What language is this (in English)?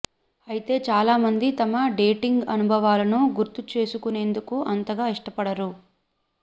Telugu